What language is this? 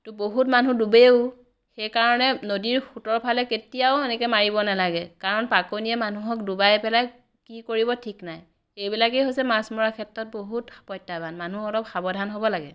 Assamese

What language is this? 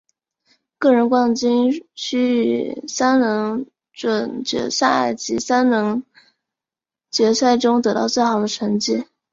Chinese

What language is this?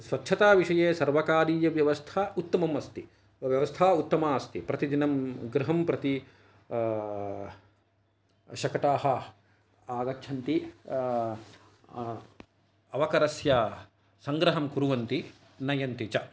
Sanskrit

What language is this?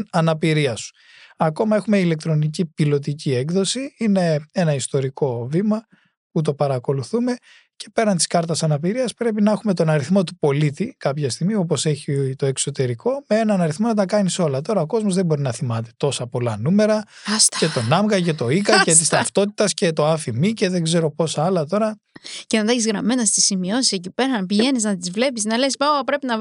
Greek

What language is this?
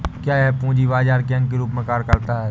Hindi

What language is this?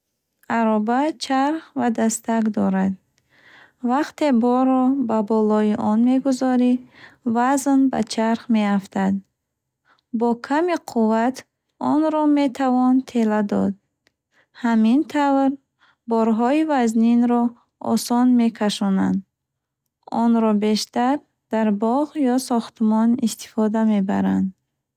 Bukharic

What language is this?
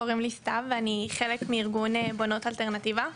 Hebrew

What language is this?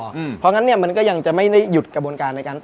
Thai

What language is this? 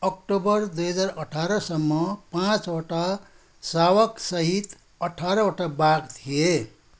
Nepali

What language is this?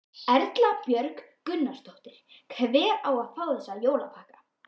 Icelandic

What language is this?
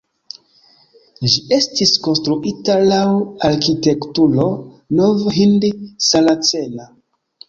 Esperanto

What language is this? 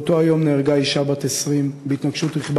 Hebrew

